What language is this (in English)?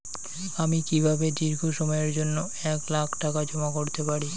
Bangla